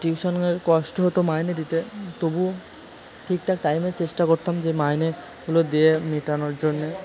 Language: Bangla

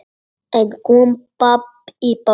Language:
Icelandic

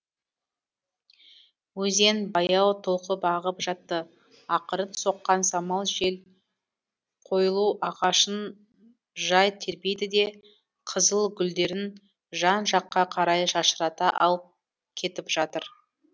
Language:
Kazakh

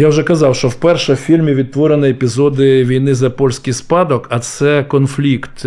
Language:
Ukrainian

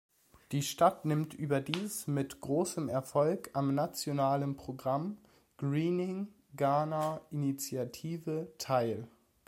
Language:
German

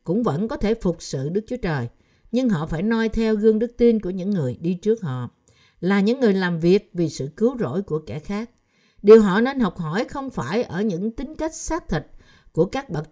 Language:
Vietnamese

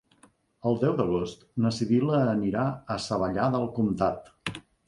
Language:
Catalan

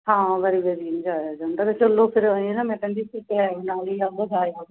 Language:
Punjabi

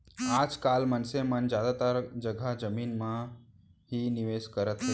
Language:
Chhattisgarhi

